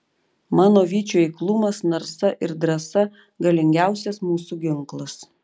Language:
Lithuanian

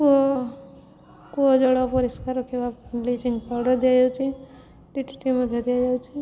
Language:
Odia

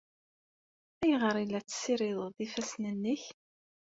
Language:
Kabyle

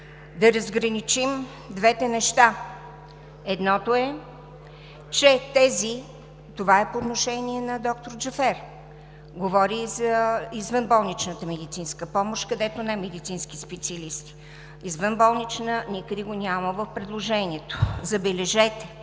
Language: Bulgarian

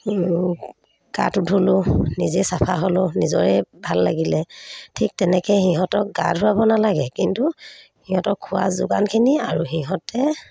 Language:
Assamese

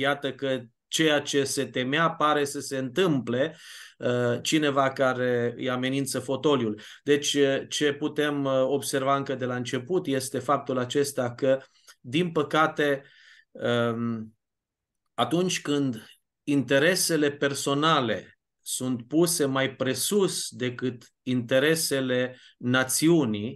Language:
Romanian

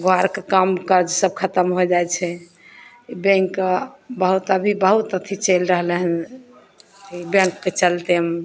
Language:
Maithili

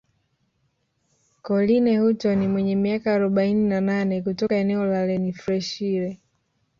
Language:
Swahili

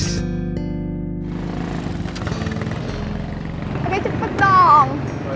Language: Indonesian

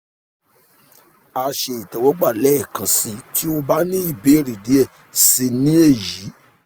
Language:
Yoruba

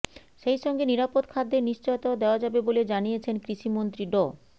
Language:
Bangla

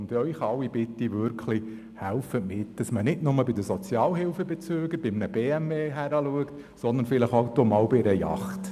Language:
Swiss German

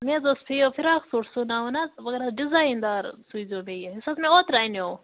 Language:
Kashmiri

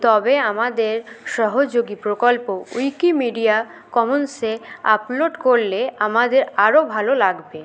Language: Bangla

